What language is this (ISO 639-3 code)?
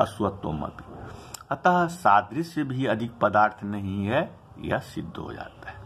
hin